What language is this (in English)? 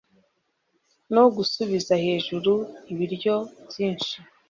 Kinyarwanda